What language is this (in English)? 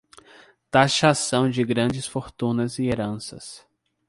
Portuguese